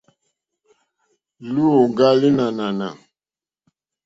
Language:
Mokpwe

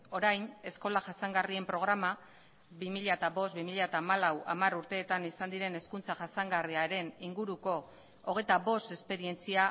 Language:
Basque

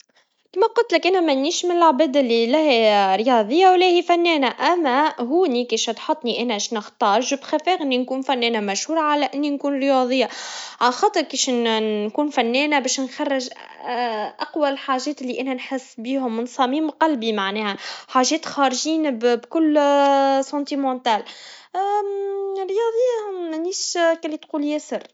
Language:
Tunisian Arabic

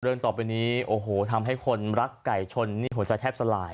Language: Thai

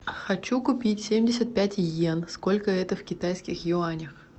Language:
Russian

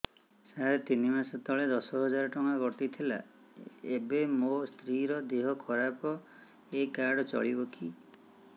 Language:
Odia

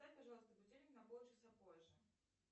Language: Russian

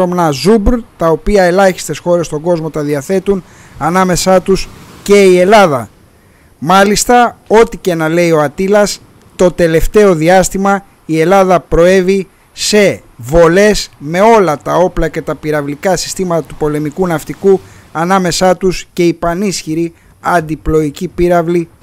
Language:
Greek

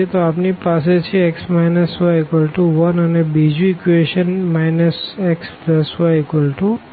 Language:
Gujarati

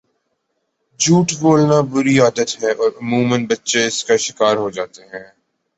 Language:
Urdu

